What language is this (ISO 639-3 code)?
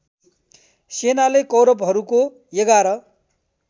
nep